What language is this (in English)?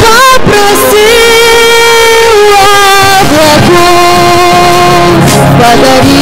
Indonesian